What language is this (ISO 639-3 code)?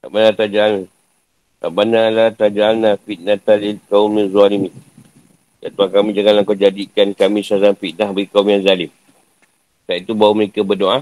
msa